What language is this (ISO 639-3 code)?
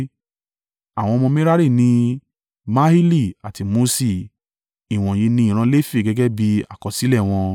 yor